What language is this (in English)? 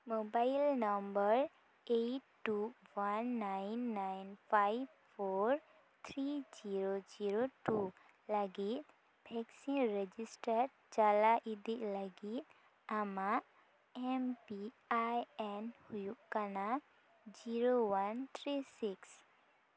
Santali